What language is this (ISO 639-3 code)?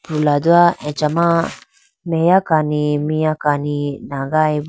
clk